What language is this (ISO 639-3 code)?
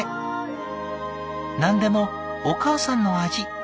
jpn